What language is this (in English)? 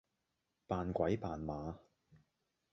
Cantonese